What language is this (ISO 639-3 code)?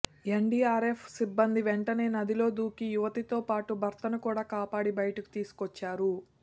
tel